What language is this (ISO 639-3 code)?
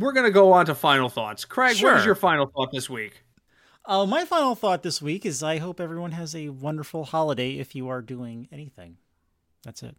eng